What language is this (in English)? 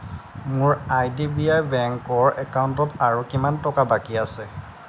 Assamese